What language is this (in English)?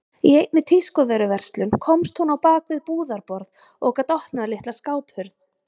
Icelandic